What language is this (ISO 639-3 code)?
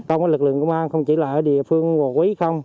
vie